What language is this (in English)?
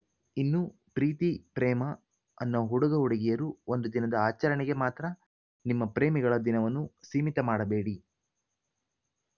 Kannada